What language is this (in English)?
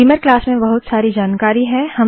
Hindi